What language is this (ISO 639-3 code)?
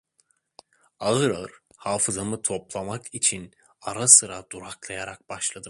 tur